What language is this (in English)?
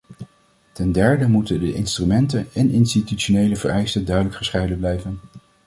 Dutch